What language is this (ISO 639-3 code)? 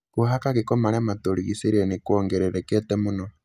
kik